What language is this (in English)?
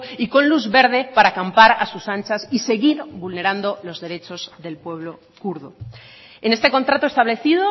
Spanish